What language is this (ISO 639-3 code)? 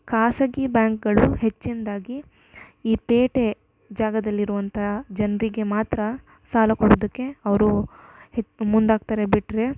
kan